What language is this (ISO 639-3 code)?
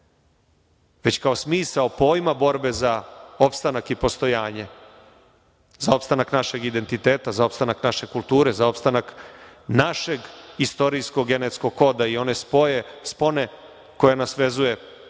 srp